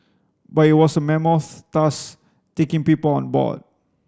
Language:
English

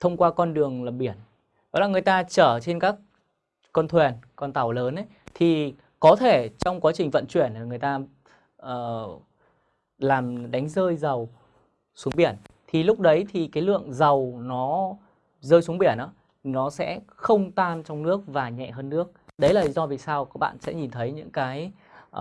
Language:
Vietnamese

